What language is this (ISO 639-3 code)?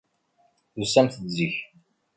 kab